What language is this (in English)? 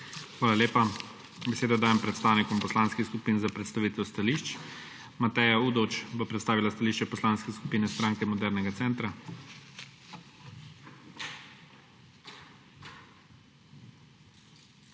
Slovenian